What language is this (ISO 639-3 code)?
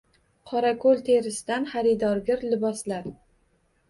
uzb